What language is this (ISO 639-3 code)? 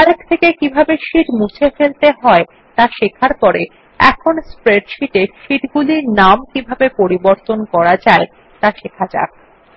ben